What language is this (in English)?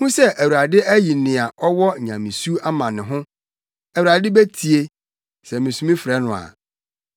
Akan